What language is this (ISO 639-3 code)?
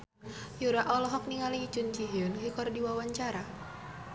sun